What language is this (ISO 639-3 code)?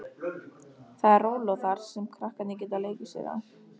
isl